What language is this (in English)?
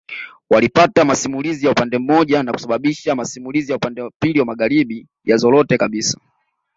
Swahili